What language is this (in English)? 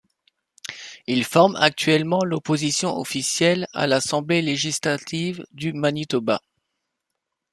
French